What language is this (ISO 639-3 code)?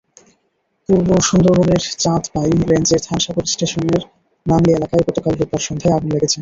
ben